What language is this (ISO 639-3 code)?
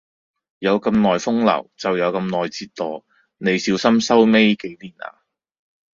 yue